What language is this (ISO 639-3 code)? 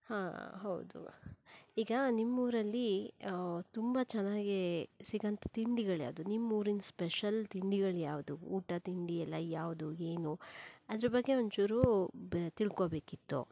kan